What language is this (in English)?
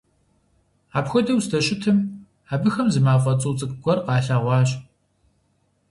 Kabardian